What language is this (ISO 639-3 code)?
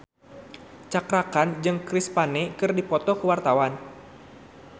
sun